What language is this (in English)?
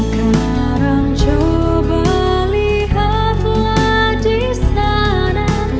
Indonesian